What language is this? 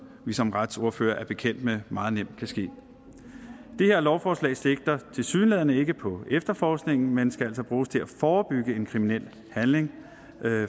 Danish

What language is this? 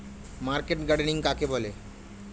Bangla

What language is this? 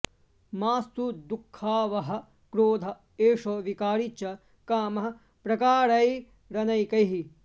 Sanskrit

